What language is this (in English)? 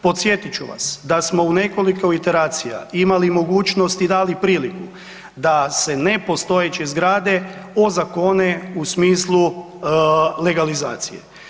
Croatian